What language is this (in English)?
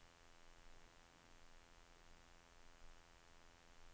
Danish